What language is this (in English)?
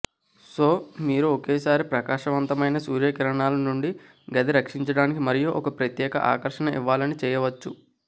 Telugu